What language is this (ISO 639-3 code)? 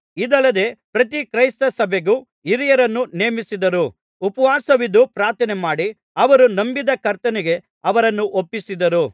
kan